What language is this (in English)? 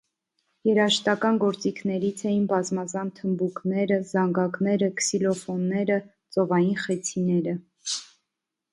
Armenian